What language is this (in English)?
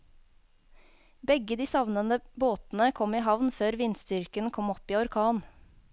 Norwegian